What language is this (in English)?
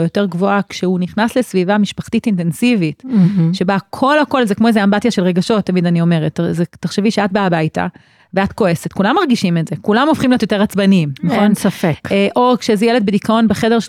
Hebrew